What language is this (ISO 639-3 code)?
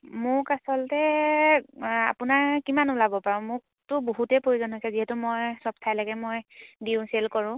asm